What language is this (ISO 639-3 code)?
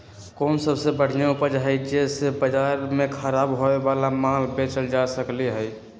mag